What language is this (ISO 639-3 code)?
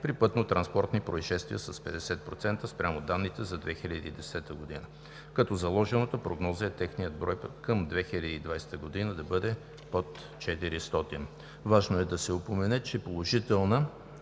bul